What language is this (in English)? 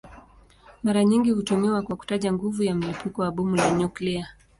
Swahili